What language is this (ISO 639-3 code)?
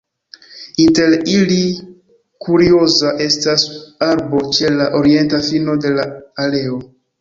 epo